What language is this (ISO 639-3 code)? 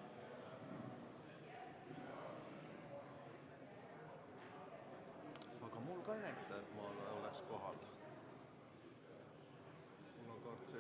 est